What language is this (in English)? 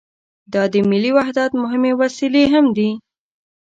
Pashto